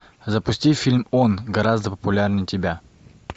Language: Russian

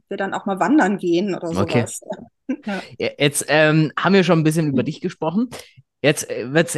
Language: German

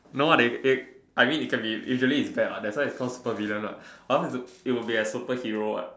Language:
English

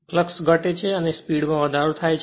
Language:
Gujarati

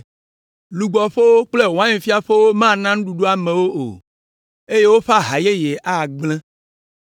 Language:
Ewe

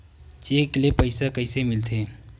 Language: Chhattisgarhi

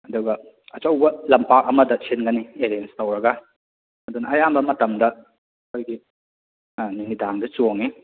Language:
Manipuri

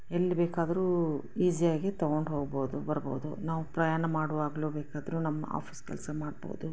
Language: Kannada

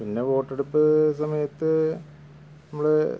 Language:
Malayalam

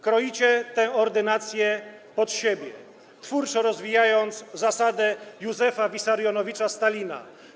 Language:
Polish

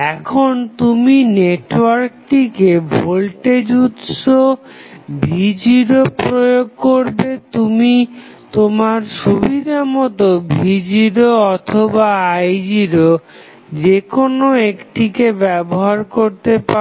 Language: Bangla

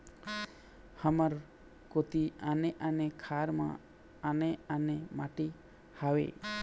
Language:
Chhattisgarhi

